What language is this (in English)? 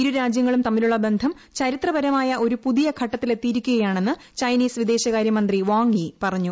Malayalam